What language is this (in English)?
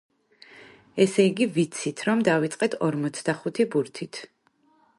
Georgian